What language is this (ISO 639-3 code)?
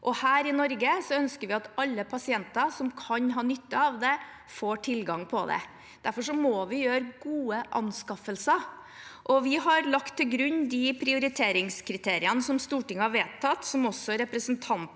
nor